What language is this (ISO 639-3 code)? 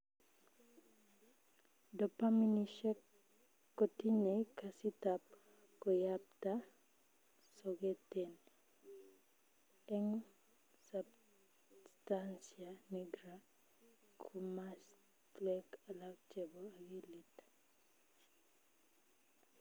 kln